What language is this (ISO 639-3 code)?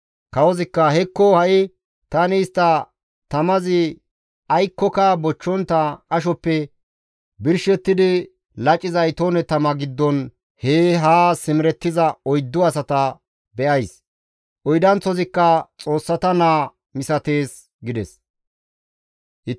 gmv